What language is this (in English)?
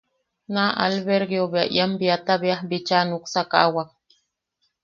Yaqui